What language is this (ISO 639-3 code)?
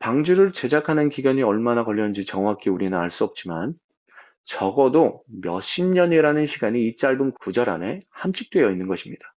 kor